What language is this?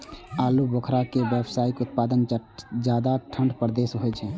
Maithili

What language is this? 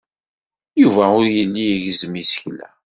Kabyle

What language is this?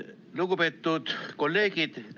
Estonian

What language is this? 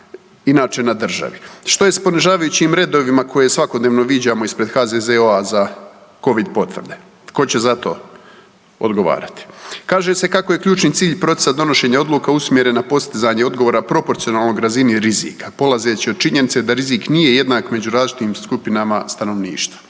Croatian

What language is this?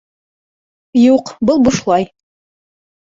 Bashkir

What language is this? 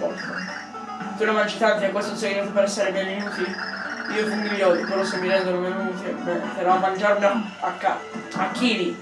Italian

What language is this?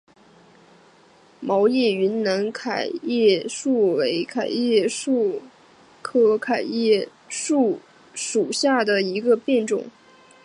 Chinese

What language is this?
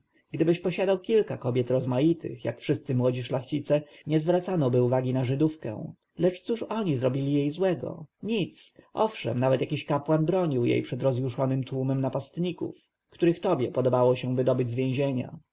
Polish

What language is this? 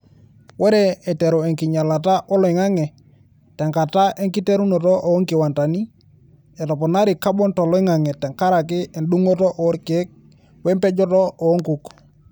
Masai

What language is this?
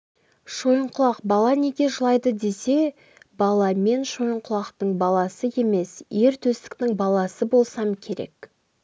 Kazakh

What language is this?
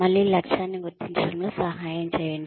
Telugu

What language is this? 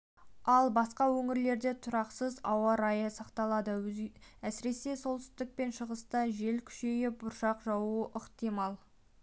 Kazakh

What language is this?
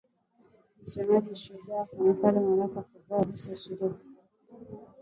Swahili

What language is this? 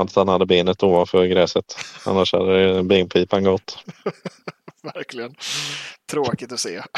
Swedish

